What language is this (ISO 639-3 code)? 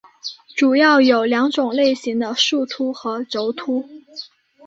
zho